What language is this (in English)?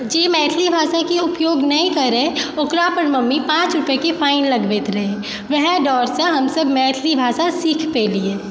Maithili